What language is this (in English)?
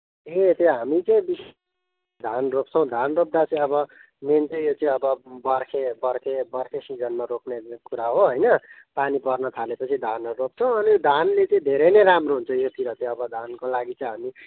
Nepali